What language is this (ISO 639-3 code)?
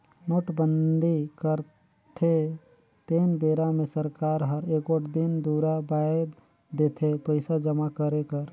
hne